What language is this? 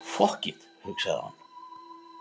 Icelandic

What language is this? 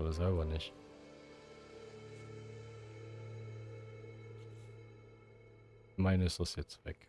German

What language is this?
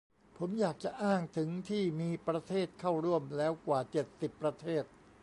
Thai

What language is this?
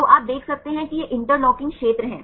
Hindi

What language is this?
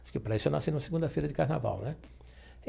Portuguese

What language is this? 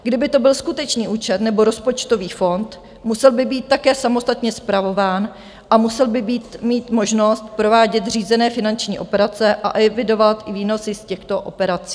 Czech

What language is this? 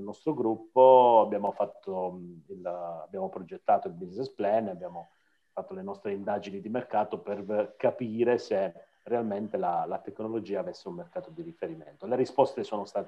Italian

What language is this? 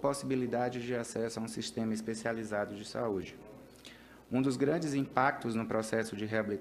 Portuguese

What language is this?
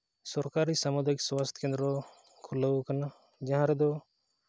Santali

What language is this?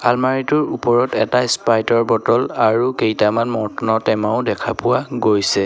Assamese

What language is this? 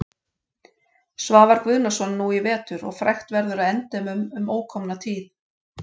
Icelandic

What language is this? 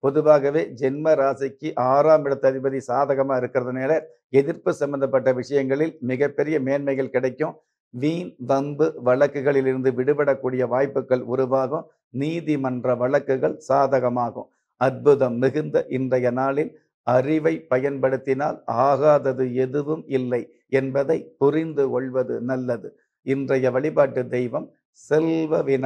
Turkish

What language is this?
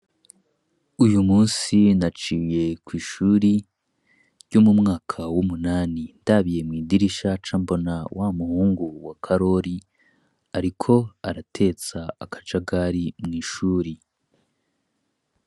Rundi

